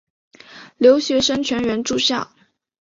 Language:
Chinese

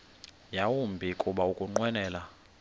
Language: Xhosa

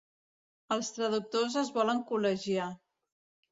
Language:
Catalan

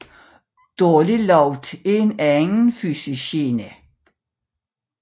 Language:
Danish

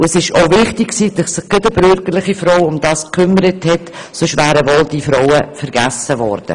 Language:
Swiss German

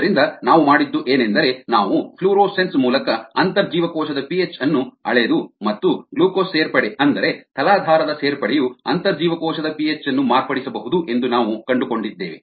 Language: Kannada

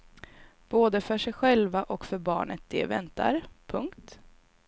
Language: Swedish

